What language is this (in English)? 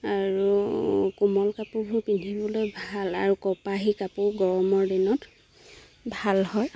Assamese